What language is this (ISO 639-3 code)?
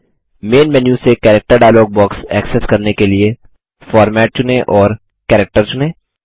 hin